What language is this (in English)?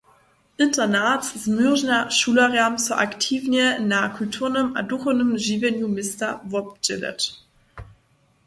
Upper Sorbian